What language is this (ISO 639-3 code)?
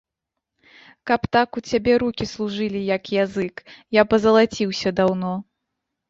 bel